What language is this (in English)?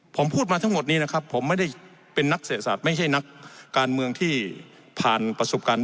Thai